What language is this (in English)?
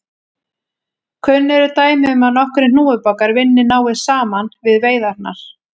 Icelandic